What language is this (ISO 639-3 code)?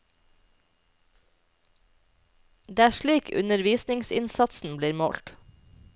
nor